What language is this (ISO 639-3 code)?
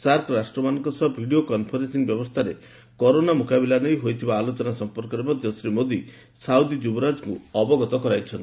ori